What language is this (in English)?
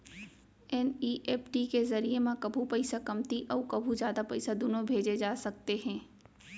Chhattisgarhi